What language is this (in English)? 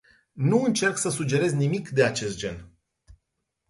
Romanian